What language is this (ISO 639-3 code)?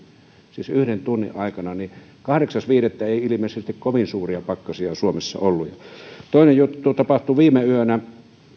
fin